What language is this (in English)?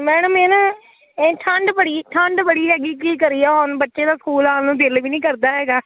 Punjabi